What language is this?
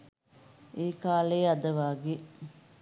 Sinhala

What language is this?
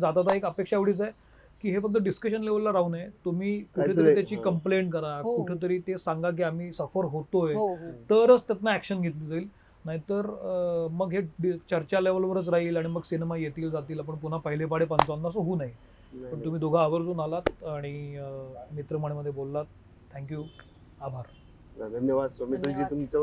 Marathi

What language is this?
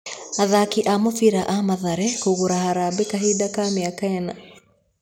Kikuyu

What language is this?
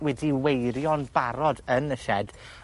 Welsh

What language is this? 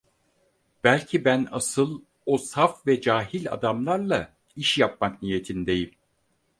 Turkish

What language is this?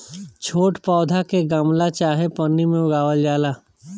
Bhojpuri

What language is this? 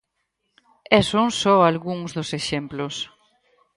Galician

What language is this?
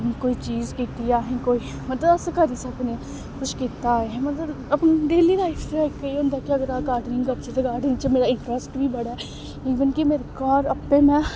Dogri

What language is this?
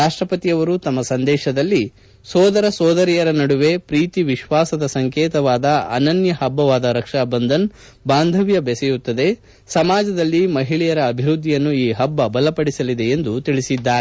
Kannada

